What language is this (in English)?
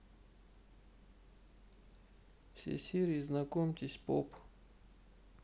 Russian